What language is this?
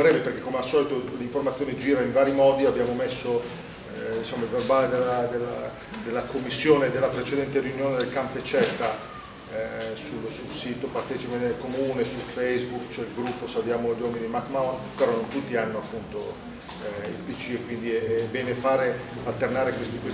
Italian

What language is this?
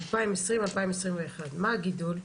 Hebrew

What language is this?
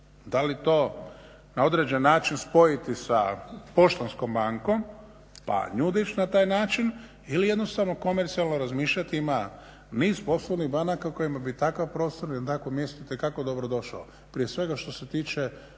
Croatian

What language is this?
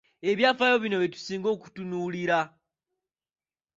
Ganda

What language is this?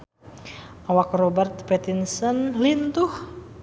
Sundanese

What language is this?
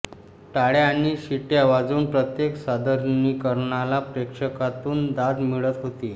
Marathi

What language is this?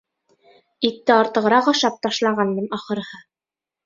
Bashkir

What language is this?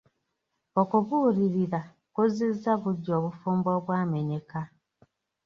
Ganda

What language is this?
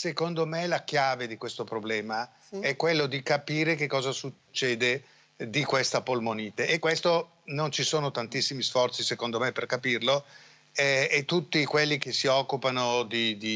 Italian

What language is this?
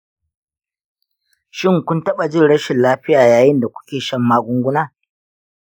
Hausa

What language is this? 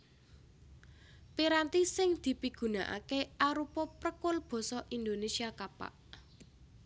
Javanese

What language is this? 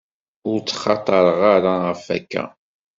Kabyle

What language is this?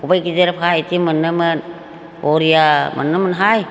Bodo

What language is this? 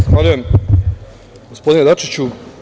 Serbian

